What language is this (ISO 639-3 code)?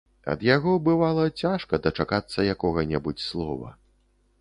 bel